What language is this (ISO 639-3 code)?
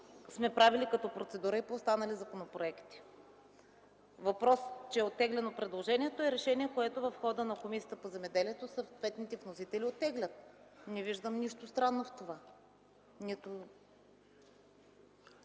bul